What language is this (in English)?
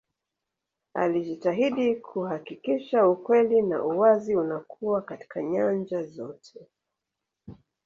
Swahili